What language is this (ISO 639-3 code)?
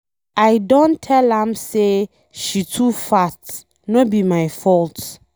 pcm